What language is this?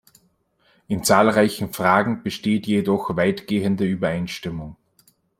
German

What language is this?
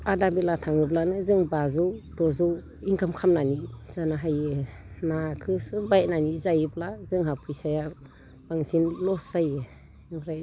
Bodo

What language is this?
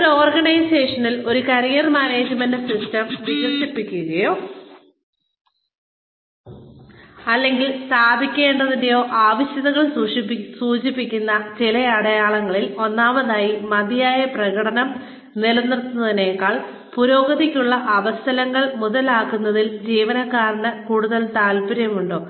Malayalam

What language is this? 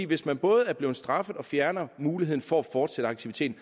Danish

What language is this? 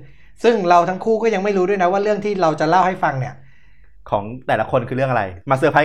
Thai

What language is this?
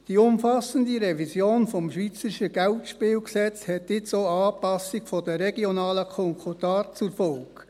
Swiss German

